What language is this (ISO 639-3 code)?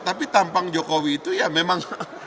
ind